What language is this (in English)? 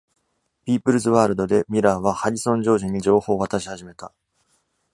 Japanese